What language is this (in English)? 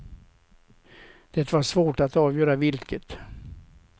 Swedish